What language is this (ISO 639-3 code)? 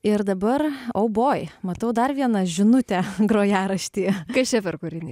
lit